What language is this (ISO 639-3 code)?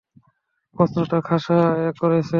ben